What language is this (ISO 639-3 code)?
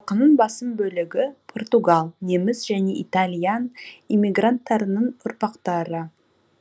kaz